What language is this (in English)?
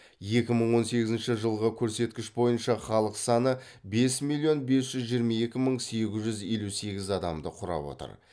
Kazakh